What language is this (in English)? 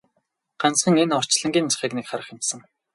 Mongolian